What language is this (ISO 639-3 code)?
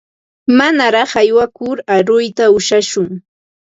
qva